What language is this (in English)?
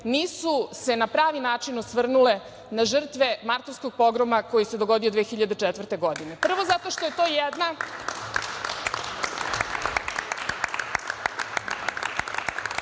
Serbian